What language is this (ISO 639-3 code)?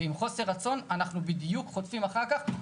heb